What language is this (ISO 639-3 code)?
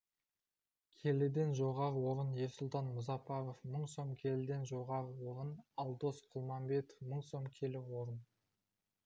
kaz